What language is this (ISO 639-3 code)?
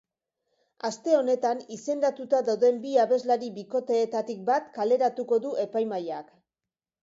eus